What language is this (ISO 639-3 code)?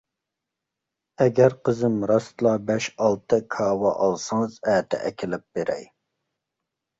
uig